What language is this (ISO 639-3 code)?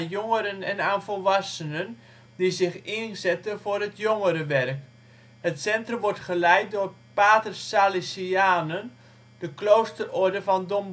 nld